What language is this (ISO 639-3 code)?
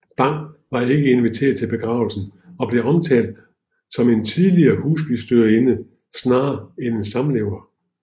dan